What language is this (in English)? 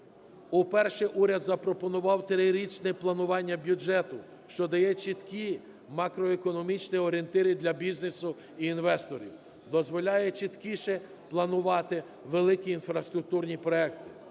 Ukrainian